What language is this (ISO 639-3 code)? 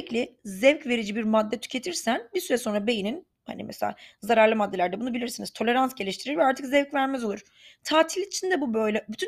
tur